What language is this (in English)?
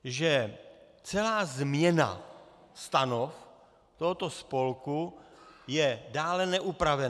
Czech